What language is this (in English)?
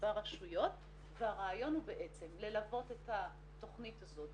Hebrew